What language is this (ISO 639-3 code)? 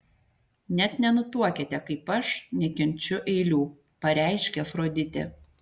lit